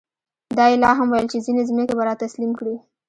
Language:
Pashto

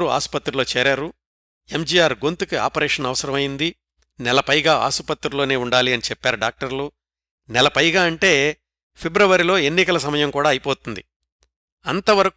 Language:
Telugu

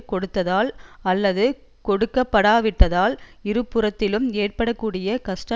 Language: Tamil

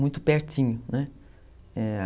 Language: Portuguese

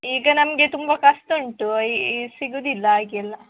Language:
Kannada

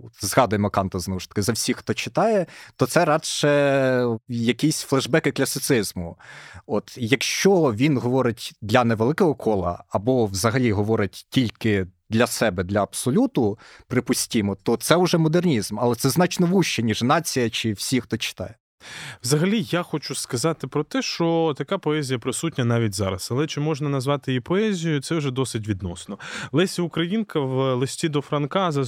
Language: Ukrainian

